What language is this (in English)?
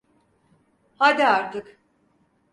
Turkish